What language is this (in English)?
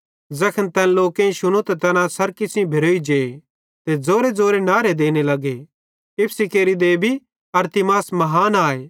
Bhadrawahi